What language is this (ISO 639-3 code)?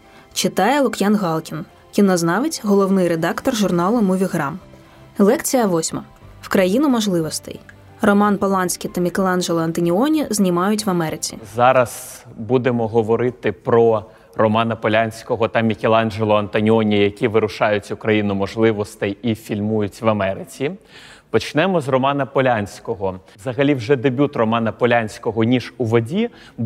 ukr